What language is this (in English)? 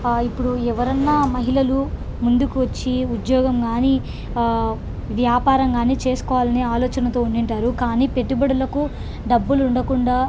Telugu